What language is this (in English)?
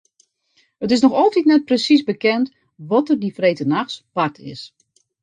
Western Frisian